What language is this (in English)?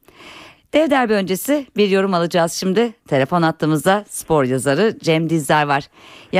Turkish